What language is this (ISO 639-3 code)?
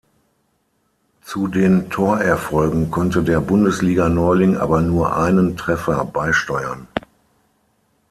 deu